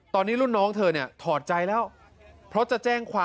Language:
Thai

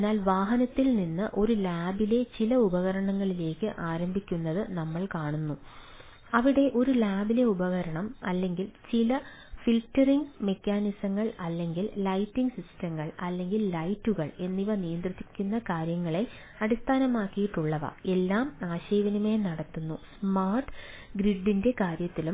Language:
Malayalam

